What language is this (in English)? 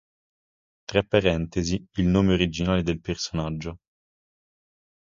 Italian